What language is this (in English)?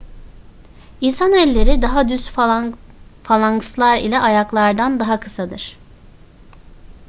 Turkish